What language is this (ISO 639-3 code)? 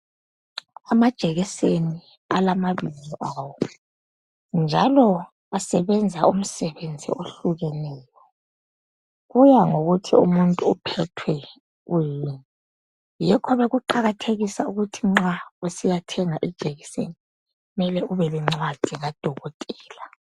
nde